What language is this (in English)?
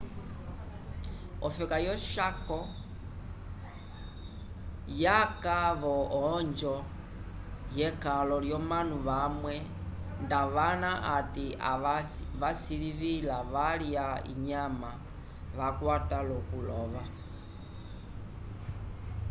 Umbundu